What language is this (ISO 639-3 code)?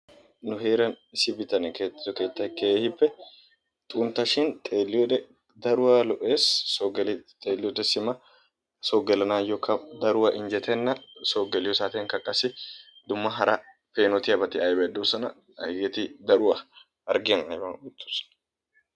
wal